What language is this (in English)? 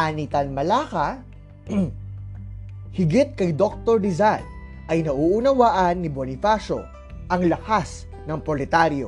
Filipino